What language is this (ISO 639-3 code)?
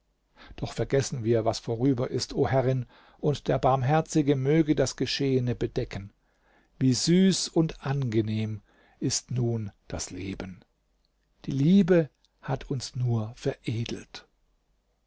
deu